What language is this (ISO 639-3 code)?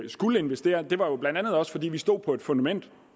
dan